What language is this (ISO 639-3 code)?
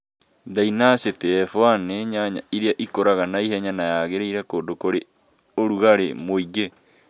kik